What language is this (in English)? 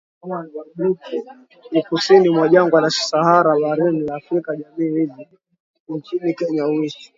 Swahili